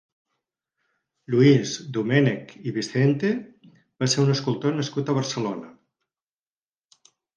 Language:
Catalan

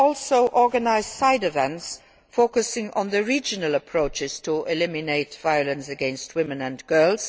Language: English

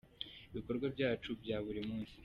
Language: Kinyarwanda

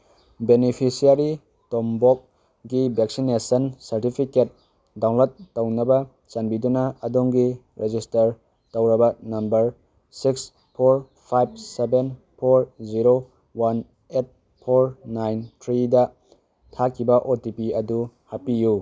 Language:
Manipuri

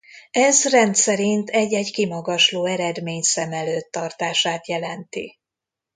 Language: Hungarian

